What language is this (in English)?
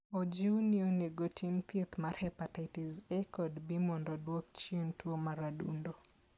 Luo (Kenya and Tanzania)